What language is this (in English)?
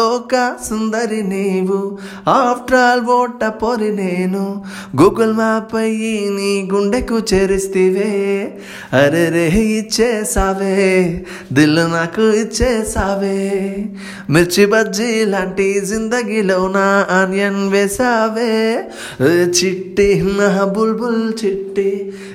Telugu